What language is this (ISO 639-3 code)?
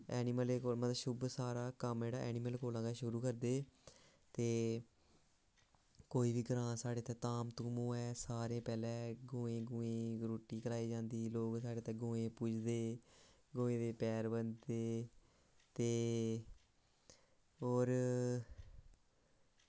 doi